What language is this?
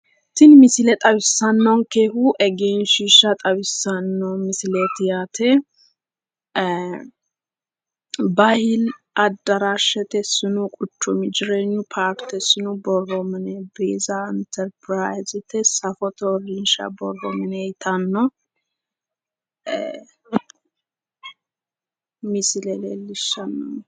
Sidamo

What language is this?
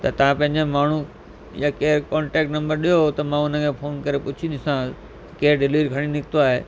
Sindhi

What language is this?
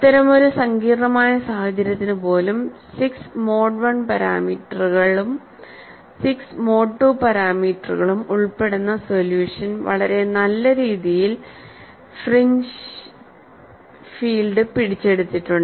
Malayalam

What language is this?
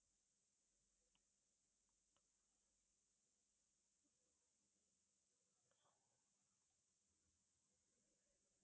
Tamil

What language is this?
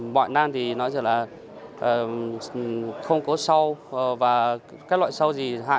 Vietnamese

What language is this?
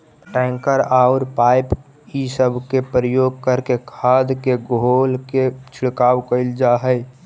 Magahi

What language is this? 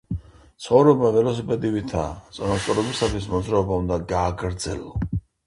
Georgian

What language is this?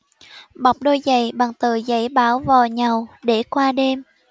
Vietnamese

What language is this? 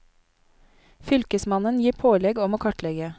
Norwegian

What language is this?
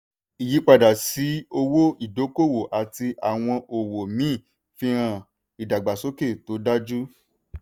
Yoruba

